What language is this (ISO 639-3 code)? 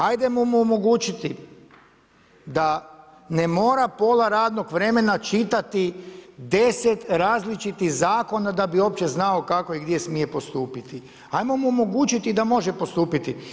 hrv